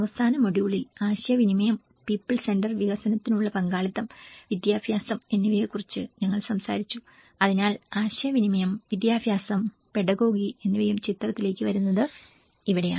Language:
Malayalam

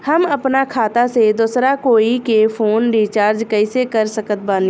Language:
Bhojpuri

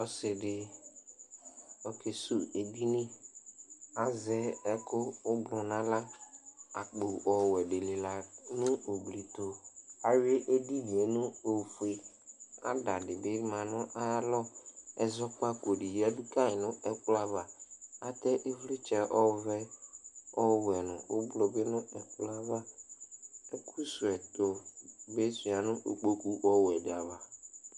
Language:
Ikposo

